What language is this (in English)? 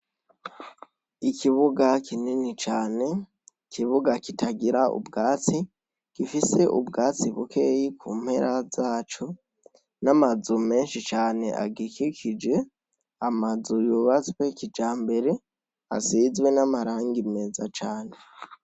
Rundi